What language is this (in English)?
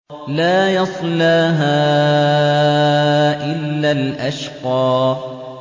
Arabic